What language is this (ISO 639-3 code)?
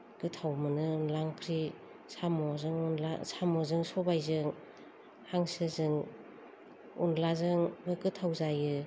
brx